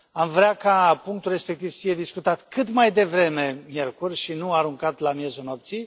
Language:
Romanian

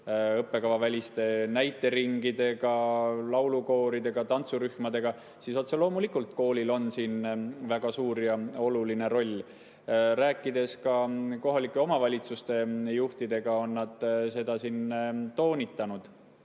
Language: Estonian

